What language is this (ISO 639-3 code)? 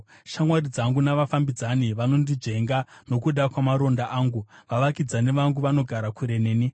sna